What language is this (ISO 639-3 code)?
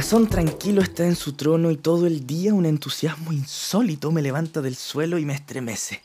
spa